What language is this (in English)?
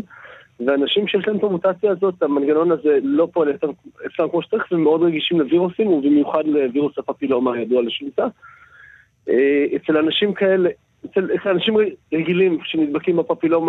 Hebrew